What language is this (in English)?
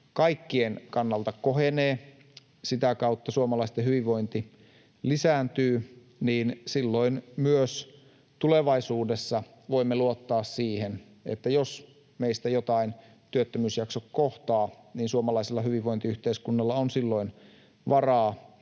Finnish